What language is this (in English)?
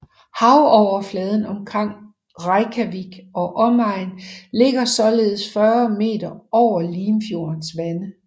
Danish